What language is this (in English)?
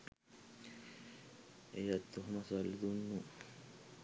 Sinhala